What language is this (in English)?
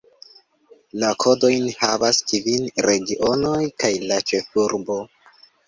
Esperanto